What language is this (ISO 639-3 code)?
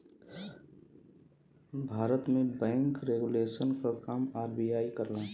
bho